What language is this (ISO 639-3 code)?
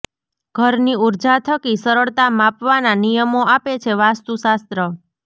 guj